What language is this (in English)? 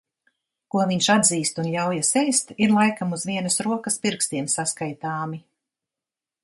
Latvian